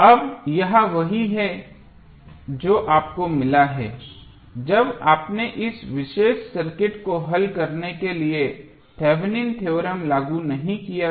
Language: Hindi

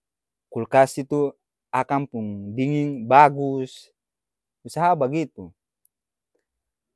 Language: Ambonese Malay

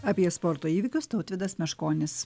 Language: Lithuanian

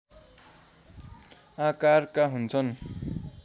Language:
Nepali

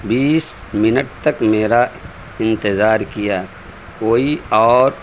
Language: Urdu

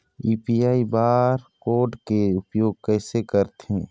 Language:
Chhattisgarhi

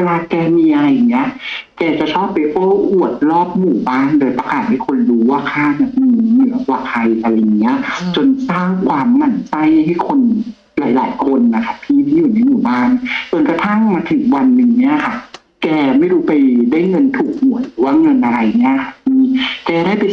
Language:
Thai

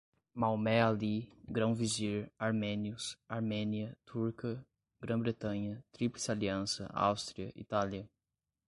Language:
Portuguese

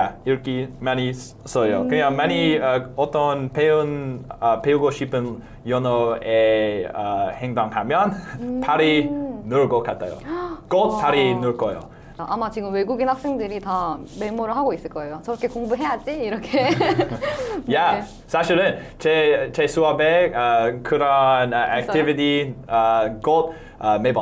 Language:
Korean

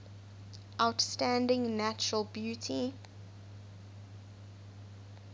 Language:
English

